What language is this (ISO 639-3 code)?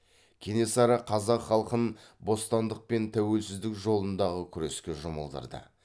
kaz